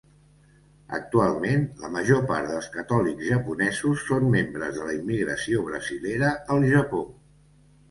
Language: Catalan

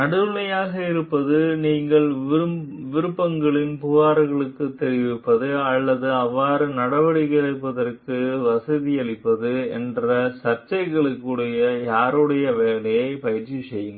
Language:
Tamil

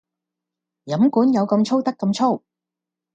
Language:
Cantonese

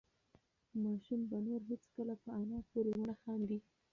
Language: Pashto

